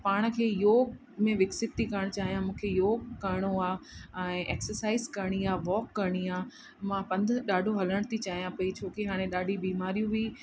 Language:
Sindhi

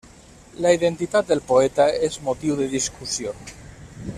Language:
Catalan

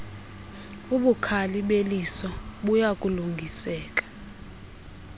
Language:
Xhosa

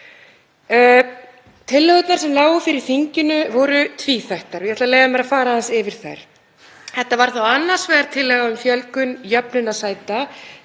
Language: Icelandic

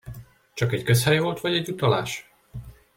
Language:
Hungarian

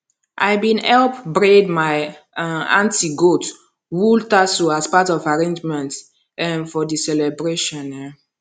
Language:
Nigerian Pidgin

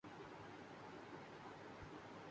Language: Urdu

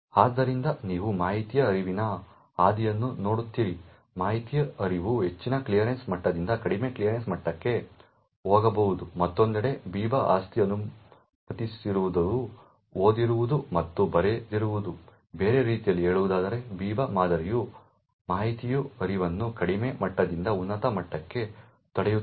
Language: Kannada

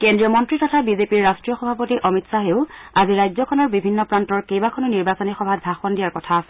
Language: Assamese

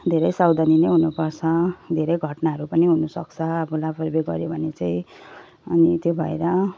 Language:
Nepali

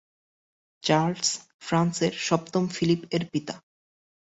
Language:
Bangla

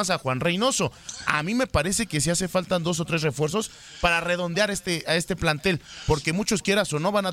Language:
Spanish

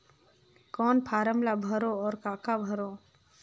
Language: Chhattisgarhi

